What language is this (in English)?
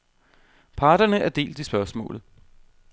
Danish